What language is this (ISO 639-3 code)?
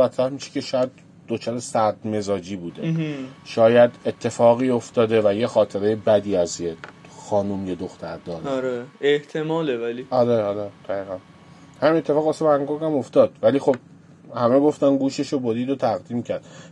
fas